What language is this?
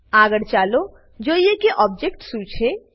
Gujarati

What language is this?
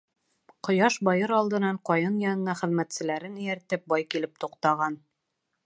Bashkir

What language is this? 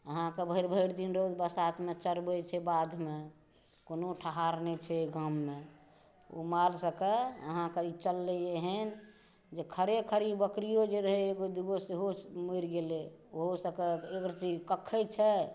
Maithili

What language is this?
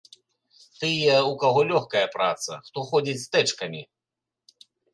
Belarusian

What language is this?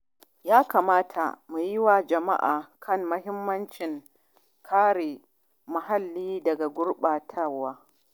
Hausa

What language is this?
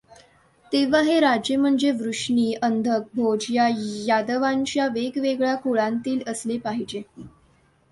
Marathi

